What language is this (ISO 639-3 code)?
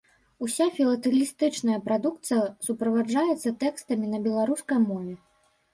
bel